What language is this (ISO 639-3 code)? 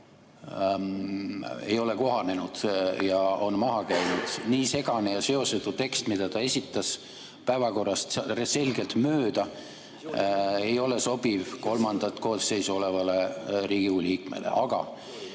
est